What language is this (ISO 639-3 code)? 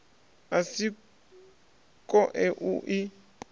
ven